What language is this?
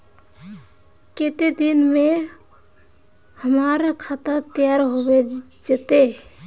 Magahi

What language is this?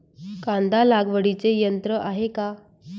Marathi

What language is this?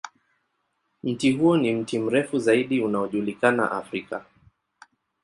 Swahili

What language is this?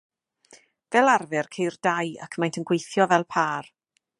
Welsh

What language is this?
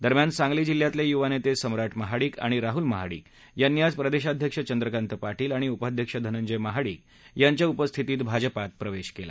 Marathi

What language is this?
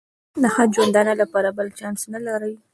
Pashto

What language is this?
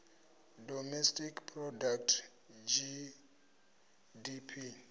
Venda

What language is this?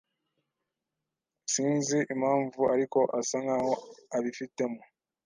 Kinyarwanda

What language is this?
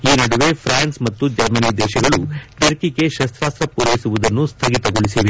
Kannada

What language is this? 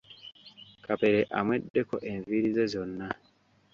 Ganda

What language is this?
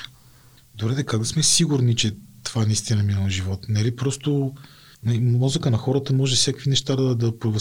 Bulgarian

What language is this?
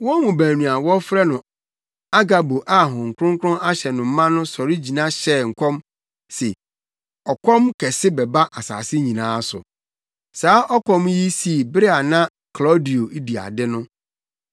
Akan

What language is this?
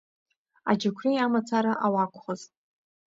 Abkhazian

